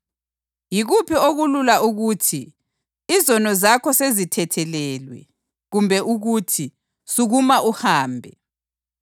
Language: North Ndebele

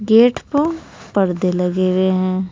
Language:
Hindi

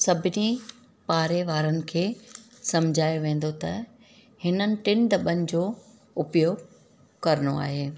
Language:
Sindhi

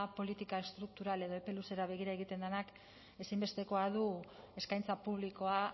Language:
Basque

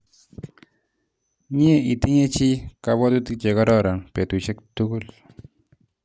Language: Kalenjin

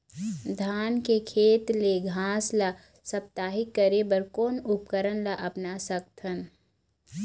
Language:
Chhattisgarhi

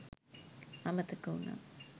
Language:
Sinhala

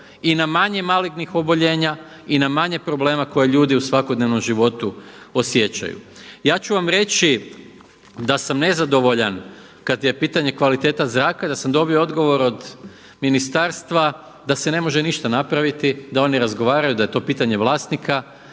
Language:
Croatian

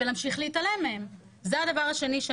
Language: Hebrew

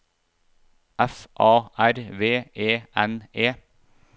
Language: Norwegian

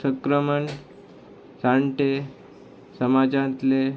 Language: Konkani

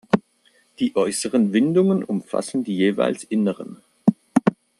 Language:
German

